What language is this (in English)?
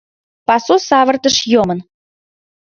Mari